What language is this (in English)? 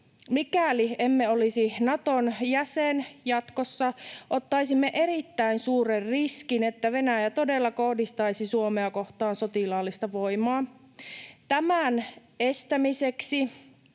Finnish